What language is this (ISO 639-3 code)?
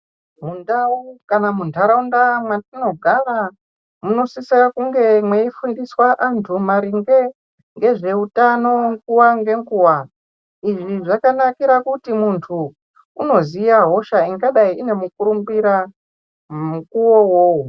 ndc